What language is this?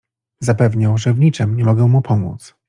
Polish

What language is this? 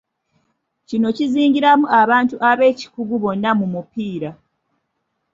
Ganda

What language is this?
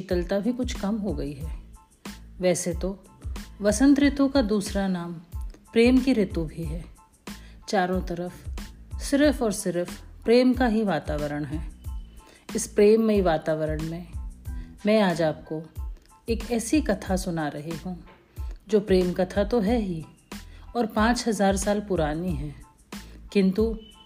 Hindi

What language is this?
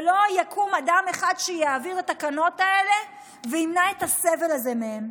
Hebrew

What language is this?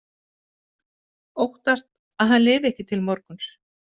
Icelandic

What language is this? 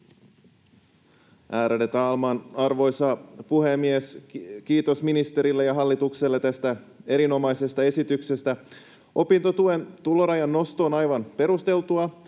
Finnish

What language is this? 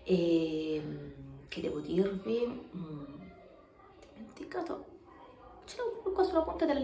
Italian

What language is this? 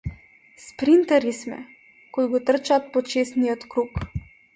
Macedonian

